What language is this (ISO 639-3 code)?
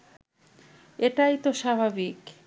ben